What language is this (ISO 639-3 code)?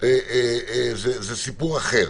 heb